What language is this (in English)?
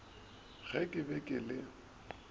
Northern Sotho